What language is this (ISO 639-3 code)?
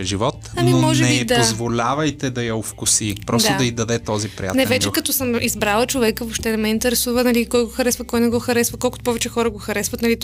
bul